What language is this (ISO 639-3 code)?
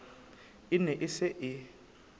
sot